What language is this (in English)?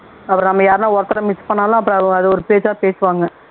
Tamil